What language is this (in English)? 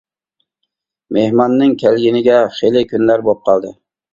Uyghur